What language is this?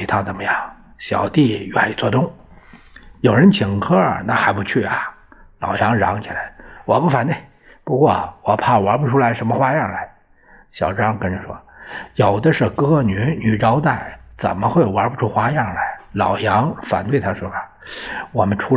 Chinese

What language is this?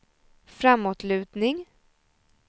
Swedish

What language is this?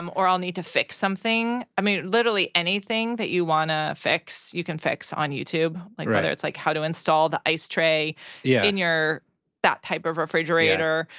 English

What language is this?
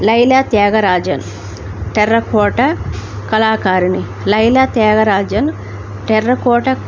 Telugu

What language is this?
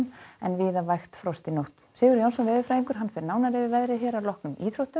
Icelandic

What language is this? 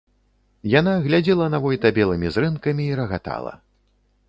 Belarusian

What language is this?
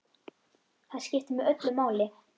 Icelandic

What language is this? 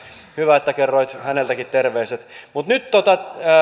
Finnish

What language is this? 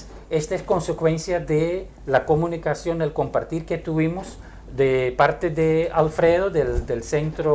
Spanish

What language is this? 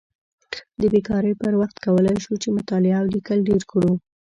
Pashto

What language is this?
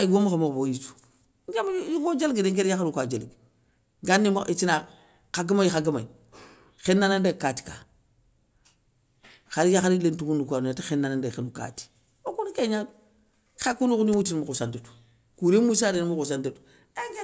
Soninke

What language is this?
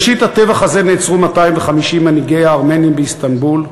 Hebrew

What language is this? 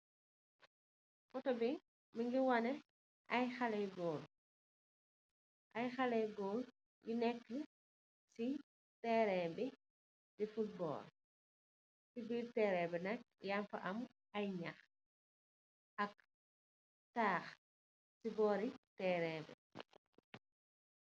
Wolof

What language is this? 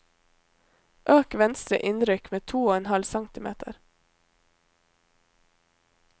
Norwegian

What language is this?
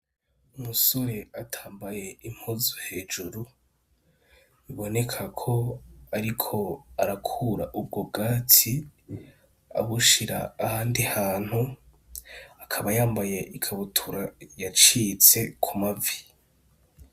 Rundi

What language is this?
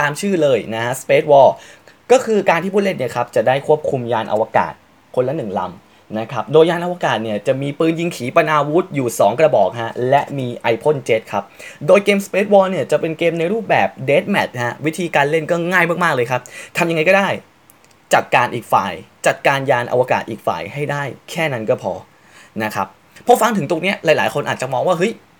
Thai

